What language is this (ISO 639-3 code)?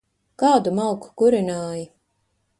lav